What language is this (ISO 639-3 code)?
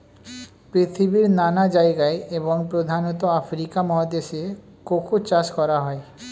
ben